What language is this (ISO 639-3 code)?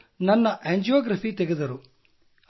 kan